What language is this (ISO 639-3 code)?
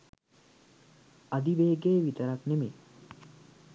sin